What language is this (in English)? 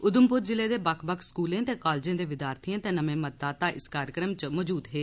Dogri